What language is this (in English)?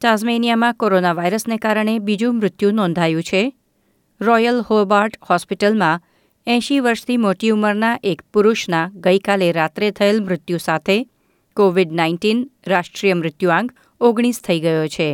Gujarati